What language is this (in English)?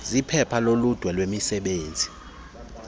Xhosa